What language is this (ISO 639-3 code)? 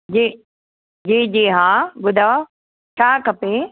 snd